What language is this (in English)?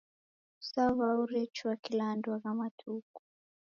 Taita